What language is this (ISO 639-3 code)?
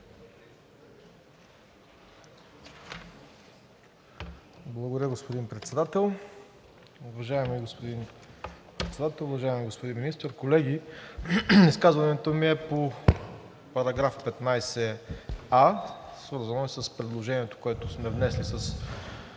bul